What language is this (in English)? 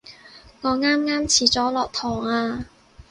Cantonese